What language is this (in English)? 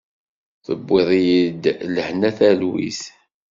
Kabyle